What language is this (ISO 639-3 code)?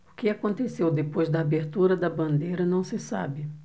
por